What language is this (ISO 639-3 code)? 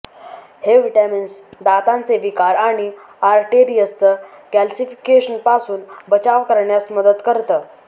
mar